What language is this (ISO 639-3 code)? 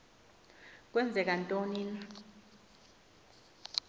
xho